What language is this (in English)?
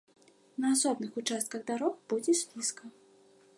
Belarusian